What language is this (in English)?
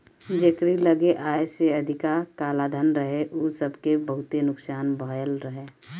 Bhojpuri